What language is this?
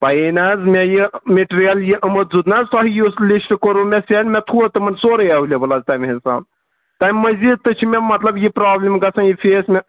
Kashmiri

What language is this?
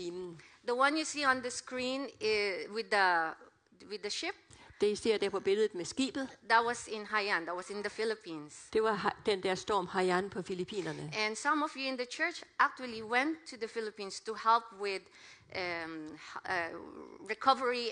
Danish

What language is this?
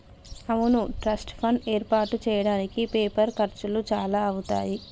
Telugu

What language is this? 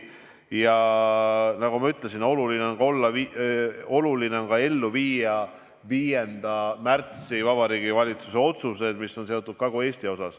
Estonian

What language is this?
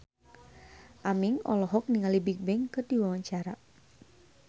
Sundanese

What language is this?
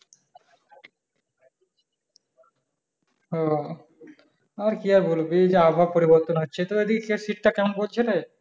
Bangla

